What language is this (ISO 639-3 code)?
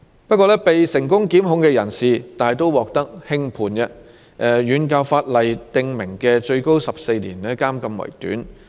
yue